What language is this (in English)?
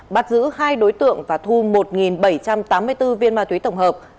Vietnamese